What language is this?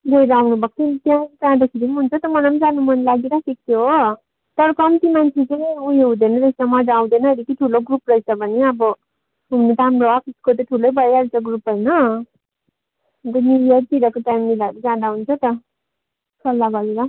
Nepali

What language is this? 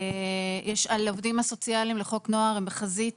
Hebrew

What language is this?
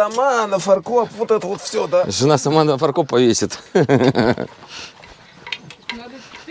Russian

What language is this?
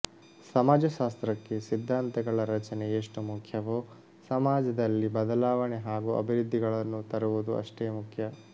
Kannada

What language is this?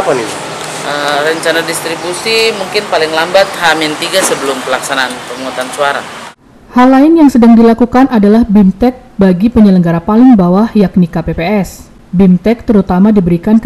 Indonesian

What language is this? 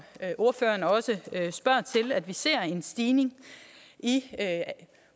Danish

